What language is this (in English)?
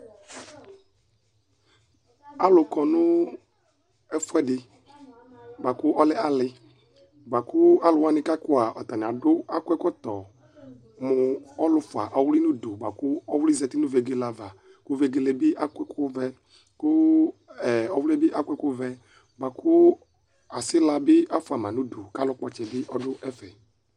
Ikposo